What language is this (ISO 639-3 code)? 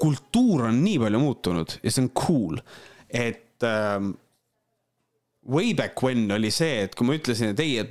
fin